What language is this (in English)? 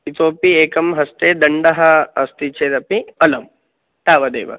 Sanskrit